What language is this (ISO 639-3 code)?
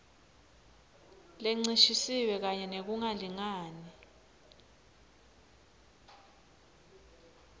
ssw